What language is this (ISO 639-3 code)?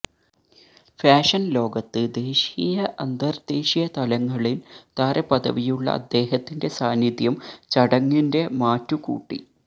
mal